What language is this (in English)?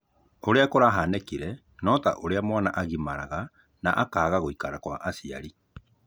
Kikuyu